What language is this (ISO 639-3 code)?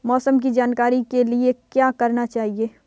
hin